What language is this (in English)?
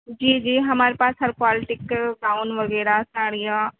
Urdu